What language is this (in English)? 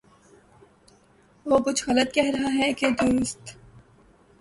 Urdu